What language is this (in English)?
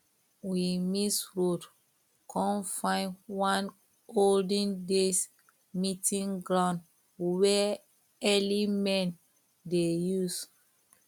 Nigerian Pidgin